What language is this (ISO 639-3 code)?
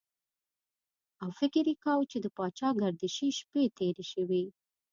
pus